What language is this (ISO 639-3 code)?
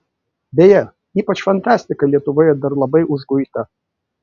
lit